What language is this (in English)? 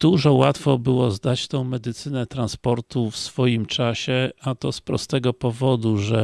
Polish